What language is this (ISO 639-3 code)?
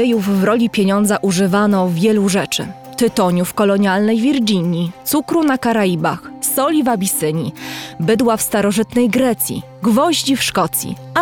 pol